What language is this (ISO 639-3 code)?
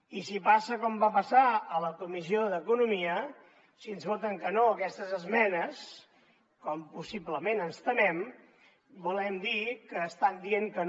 cat